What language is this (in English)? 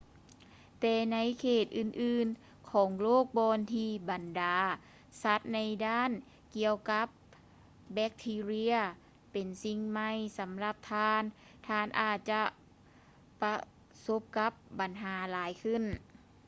Lao